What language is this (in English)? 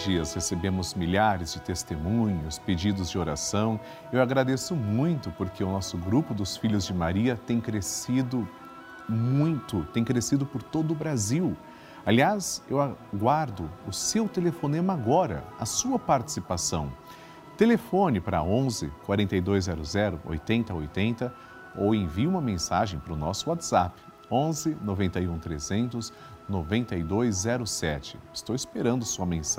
Portuguese